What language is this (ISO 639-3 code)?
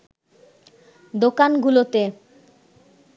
ben